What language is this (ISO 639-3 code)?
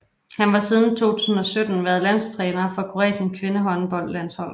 dan